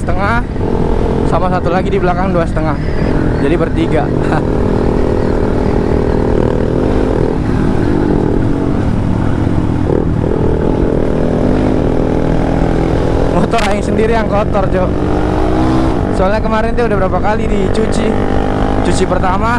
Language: Indonesian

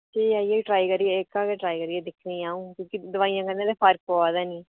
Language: Dogri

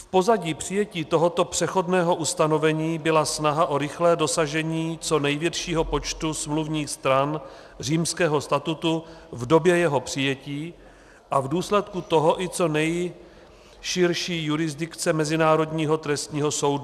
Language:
Czech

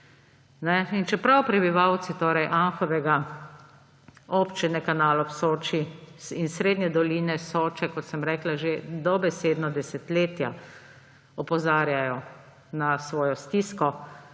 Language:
Slovenian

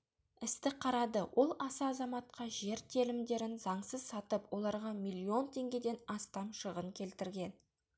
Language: Kazakh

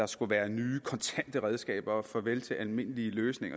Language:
Danish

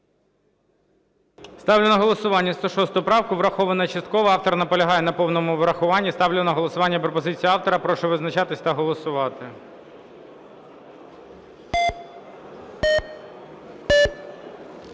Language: Ukrainian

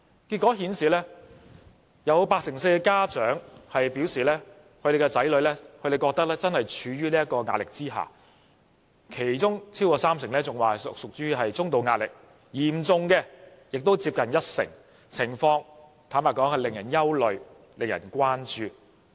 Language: Cantonese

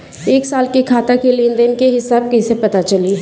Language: Bhojpuri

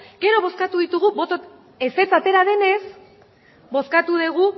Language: Basque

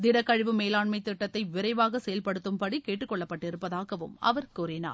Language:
Tamil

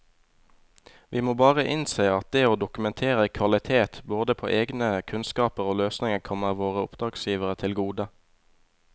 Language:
Norwegian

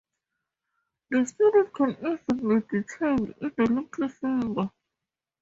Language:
English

